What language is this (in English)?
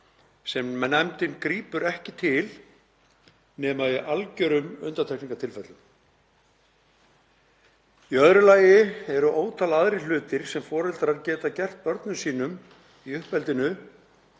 Icelandic